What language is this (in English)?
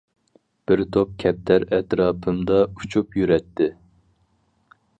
Uyghur